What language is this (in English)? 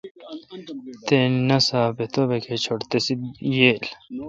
Kalkoti